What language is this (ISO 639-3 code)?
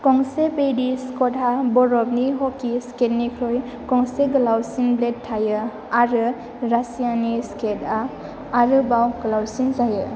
brx